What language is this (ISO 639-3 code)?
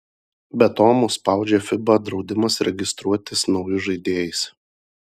lit